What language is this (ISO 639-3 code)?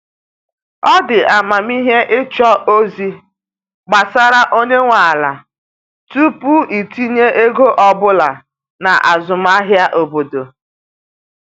ibo